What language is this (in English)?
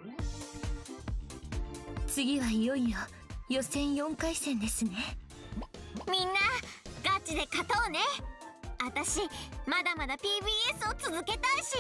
Japanese